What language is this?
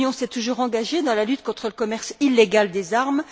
French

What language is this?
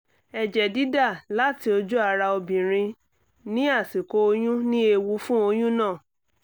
Yoruba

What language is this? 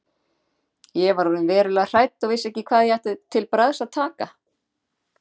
Icelandic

